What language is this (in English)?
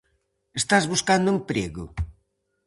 Galician